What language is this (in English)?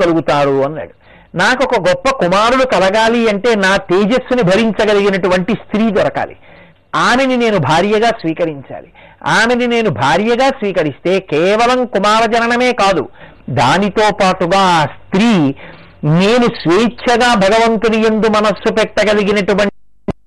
Telugu